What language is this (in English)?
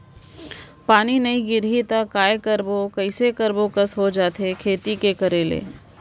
Chhattisgarhi